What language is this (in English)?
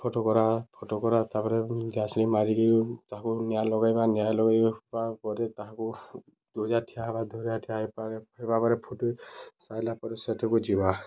Odia